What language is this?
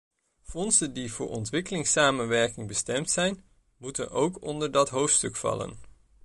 Dutch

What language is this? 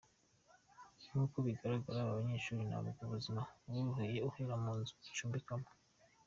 Kinyarwanda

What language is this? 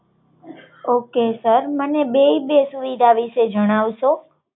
Gujarati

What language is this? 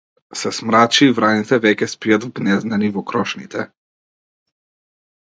Macedonian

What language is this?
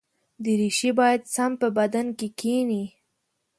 Pashto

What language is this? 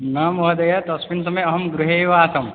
Sanskrit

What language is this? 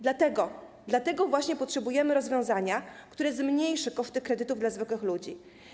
Polish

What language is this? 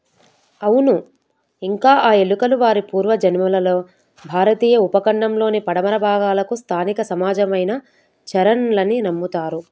Telugu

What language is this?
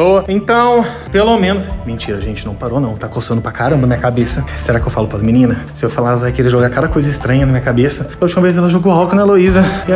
Portuguese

